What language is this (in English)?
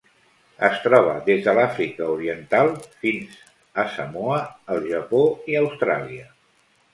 Catalan